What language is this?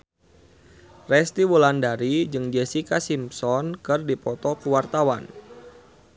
Sundanese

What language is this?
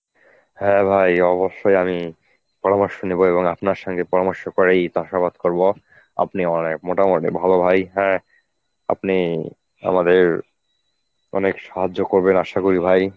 Bangla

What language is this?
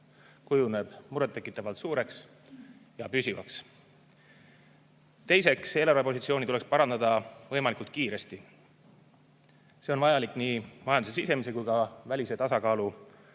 Estonian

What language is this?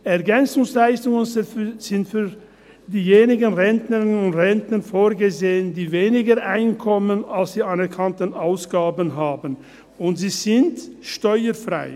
Swiss German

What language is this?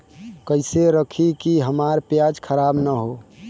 Bhojpuri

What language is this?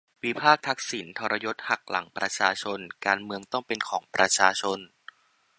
Thai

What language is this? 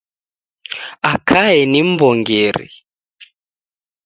Taita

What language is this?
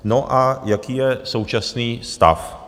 Czech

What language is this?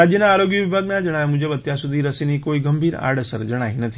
Gujarati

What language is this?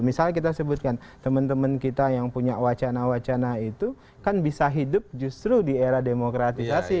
Indonesian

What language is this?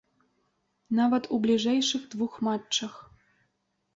Belarusian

